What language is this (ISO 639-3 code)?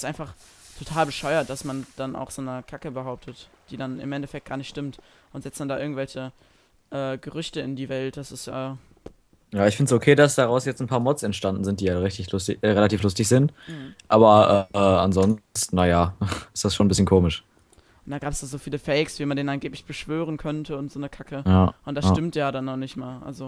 deu